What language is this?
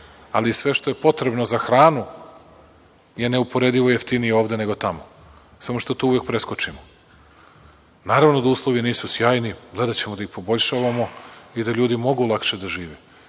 Serbian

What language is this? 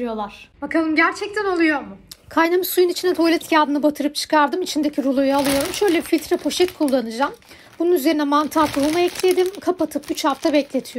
Turkish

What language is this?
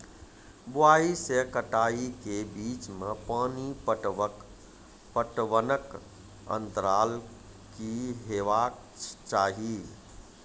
Maithili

